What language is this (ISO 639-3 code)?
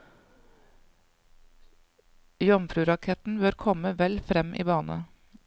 nor